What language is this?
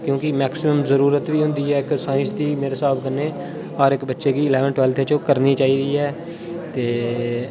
Dogri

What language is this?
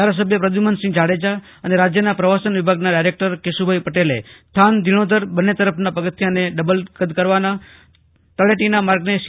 Gujarati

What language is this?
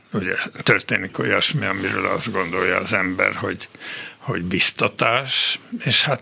Hungarian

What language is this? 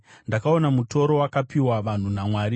Shona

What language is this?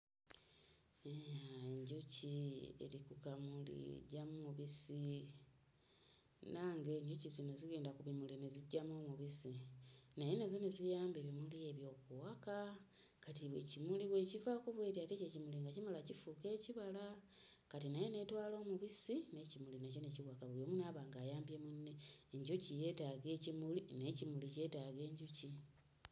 Ganda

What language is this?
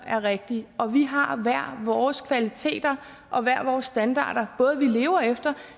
Danish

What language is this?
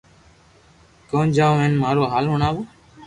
Loarki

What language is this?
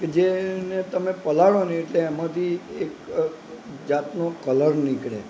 Gujarati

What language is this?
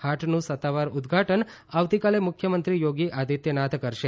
Gujarati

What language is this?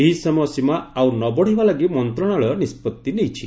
Odia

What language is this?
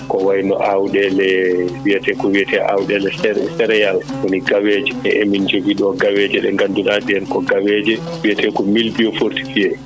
Fula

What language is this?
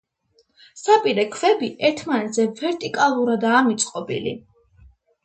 Georgian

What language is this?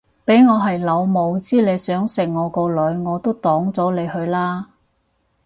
Cantonese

